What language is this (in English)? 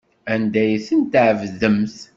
Kabyle